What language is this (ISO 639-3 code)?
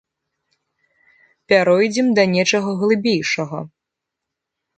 bel